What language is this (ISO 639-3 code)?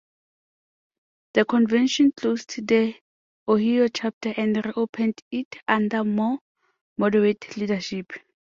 eng